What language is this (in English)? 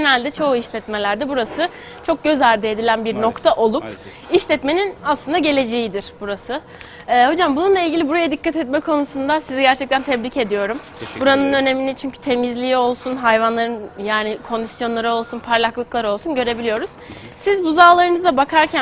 Turkish